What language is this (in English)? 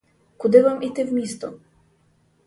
Ukrainian